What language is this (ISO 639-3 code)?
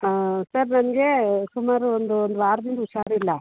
kan